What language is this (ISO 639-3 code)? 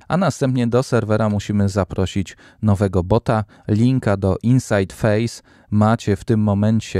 pol